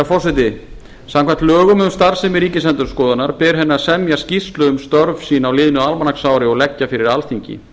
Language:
Icelandic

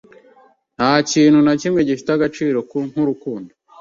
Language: Kinyarwanda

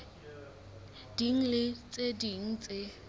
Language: Southern Sotho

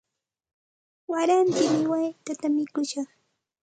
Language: Santa Ana de Tusi Pasco Quechua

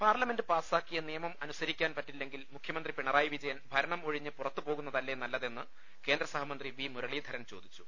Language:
Malayalam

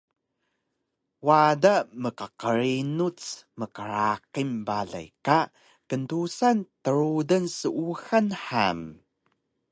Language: Taroko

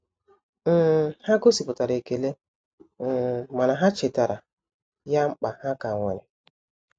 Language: Igbo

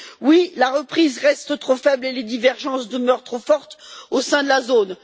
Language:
French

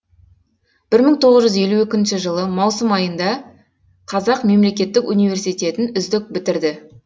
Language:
Kazakh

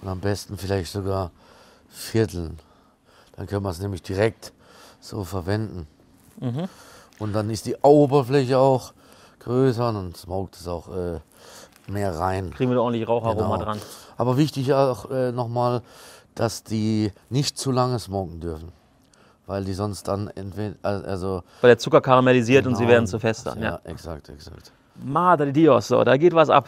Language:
German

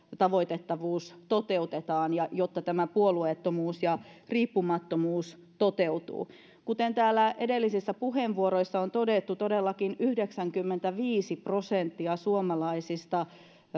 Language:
Finnish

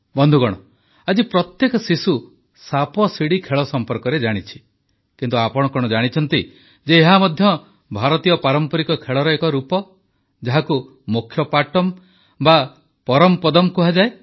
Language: Odia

